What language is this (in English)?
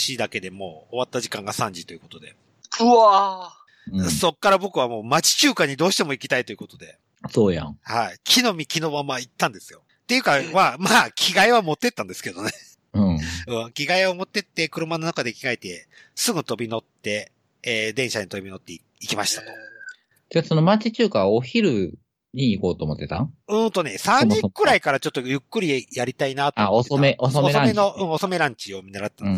Japanese